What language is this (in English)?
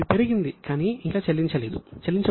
Telugu